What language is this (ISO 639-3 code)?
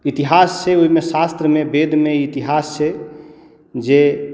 mai